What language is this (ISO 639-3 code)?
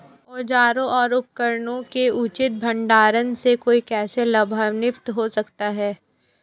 hin